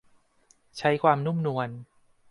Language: Thai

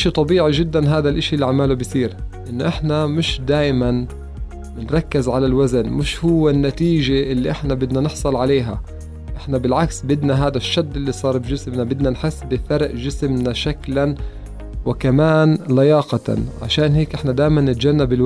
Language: Arabic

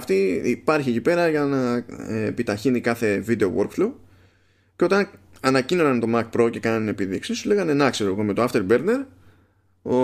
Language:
Greek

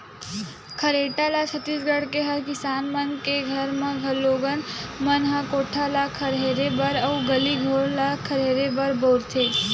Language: Chhattisgarhi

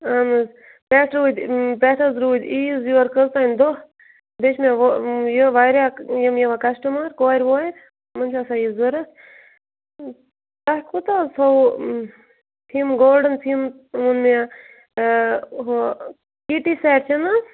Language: Kashmiri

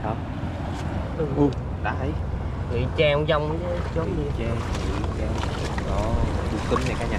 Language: Vietnamese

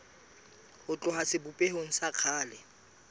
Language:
Southern Sotho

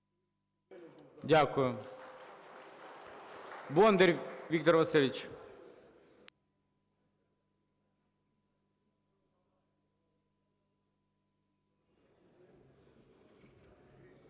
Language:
Ukrainian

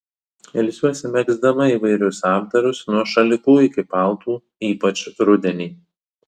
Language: Lithuanian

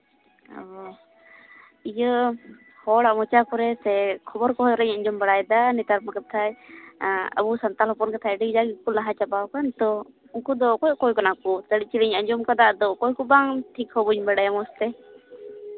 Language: Santali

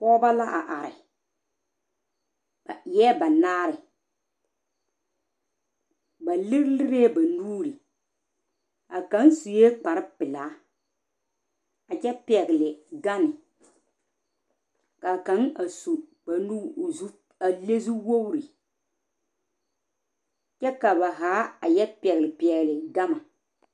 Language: Southern Dagaare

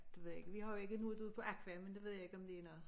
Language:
Danish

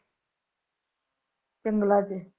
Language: Punjabi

